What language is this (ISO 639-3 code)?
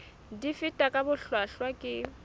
sot